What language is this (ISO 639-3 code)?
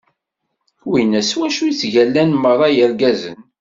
kab